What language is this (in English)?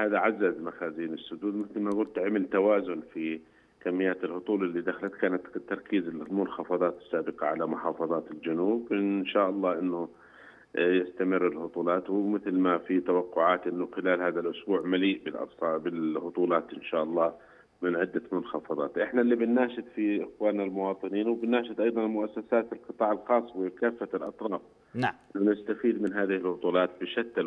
Arabic